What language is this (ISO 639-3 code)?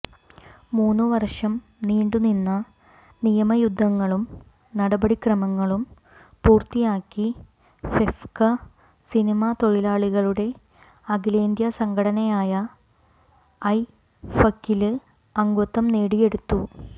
mal